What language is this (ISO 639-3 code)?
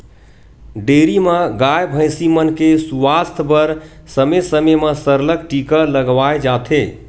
hne